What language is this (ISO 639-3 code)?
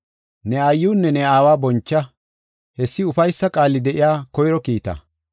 gof